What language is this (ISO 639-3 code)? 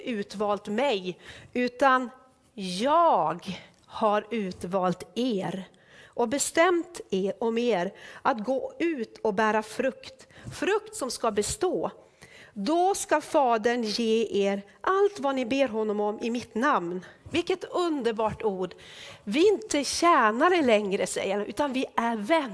swe